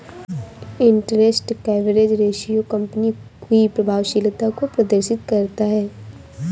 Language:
Hindi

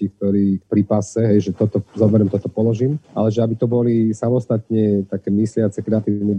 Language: Slovak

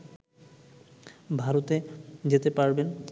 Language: Bangla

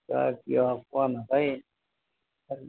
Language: Assamese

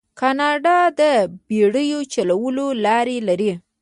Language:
Pashto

